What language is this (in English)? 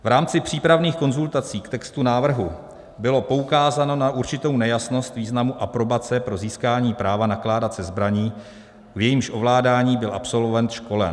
Czech